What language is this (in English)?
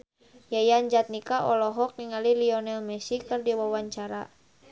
Sundanese